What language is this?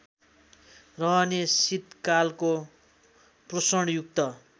Nepali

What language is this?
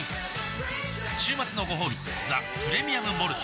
Japanese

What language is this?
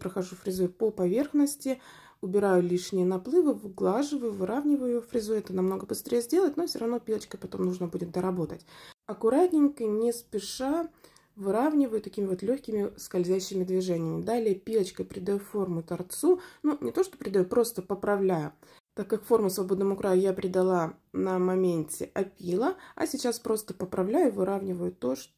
Russian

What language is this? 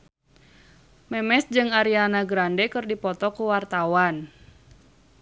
Sundanese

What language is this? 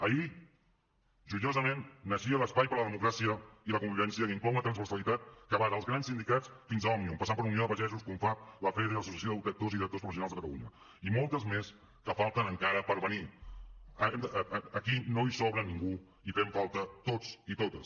Catalan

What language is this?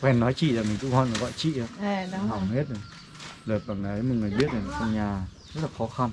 Vietnamese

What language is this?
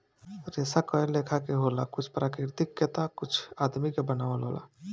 Bhojpuri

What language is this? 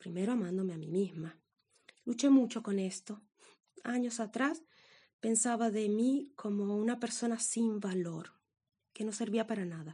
Spanish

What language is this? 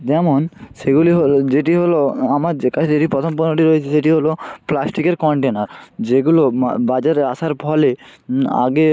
Bangla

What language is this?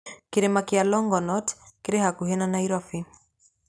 Kikuyu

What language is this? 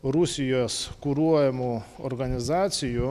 Lithuanian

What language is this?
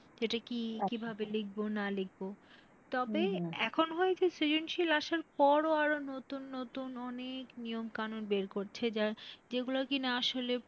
Bangla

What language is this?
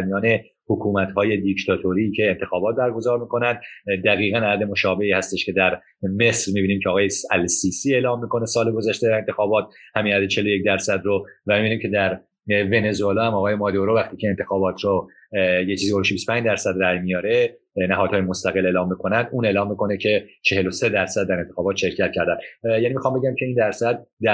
Persian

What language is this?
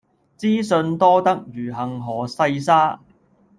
Cantonese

